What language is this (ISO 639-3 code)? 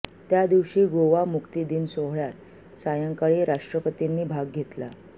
mar